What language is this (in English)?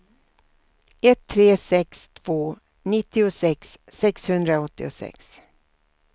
Swedish